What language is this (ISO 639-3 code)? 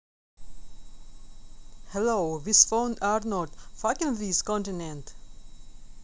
rus